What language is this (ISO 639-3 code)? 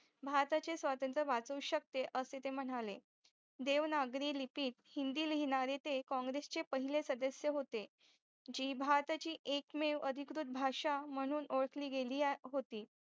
mar